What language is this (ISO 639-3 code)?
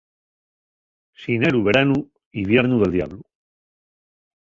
ast